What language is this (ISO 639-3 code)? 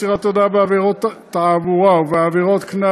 heb